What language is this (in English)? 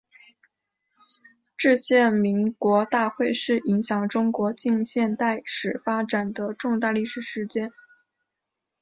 Chinese